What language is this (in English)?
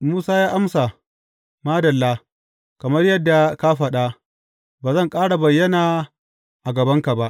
Hausa